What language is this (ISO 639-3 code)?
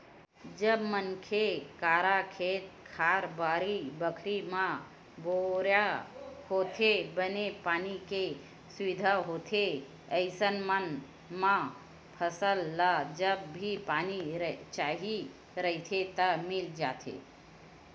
hne